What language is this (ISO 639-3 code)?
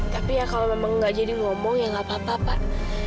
ind